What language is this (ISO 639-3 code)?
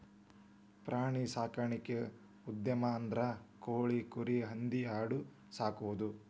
kan